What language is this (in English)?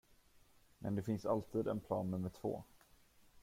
Swedish